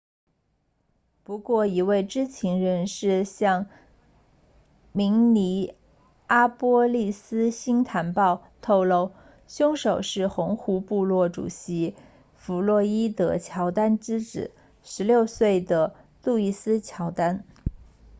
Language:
Chinese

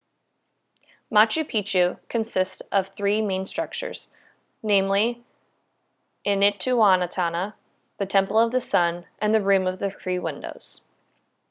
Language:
English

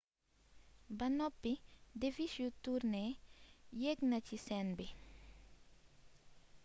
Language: Wolof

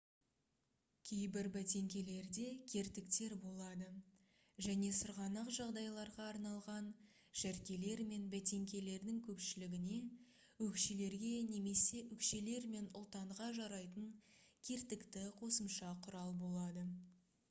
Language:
Kazakh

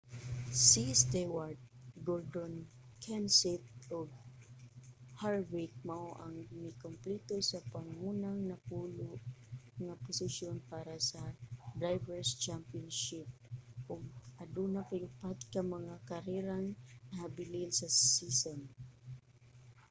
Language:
Cebuano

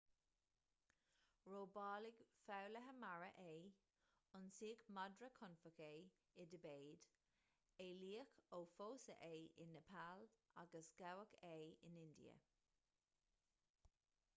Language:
Irish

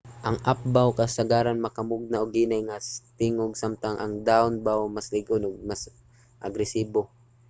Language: Cebuano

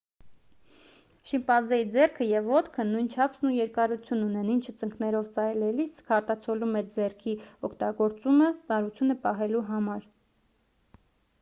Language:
Armenian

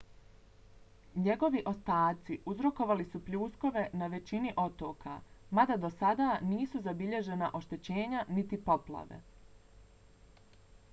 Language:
Bosnian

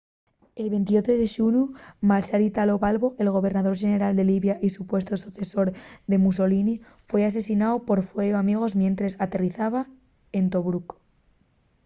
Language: Asturian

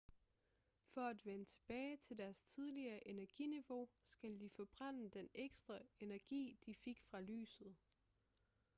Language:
Danish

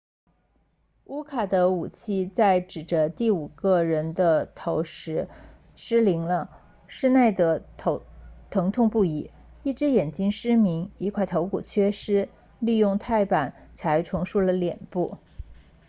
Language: Chinese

